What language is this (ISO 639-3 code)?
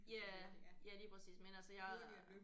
dan